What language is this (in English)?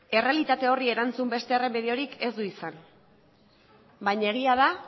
Basque